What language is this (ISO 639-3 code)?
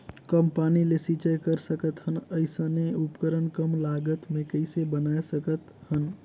hne